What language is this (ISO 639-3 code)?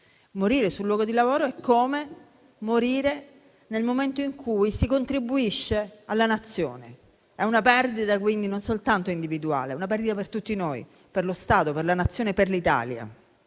ita